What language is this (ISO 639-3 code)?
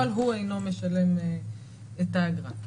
heb